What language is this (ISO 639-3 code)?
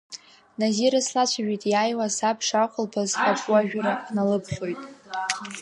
abk